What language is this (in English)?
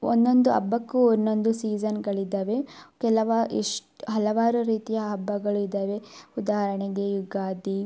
Kannada